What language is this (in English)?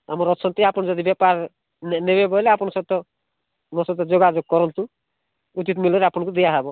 Odia